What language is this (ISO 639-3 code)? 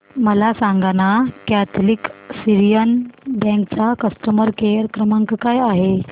mar